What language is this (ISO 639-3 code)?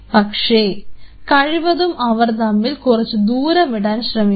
mal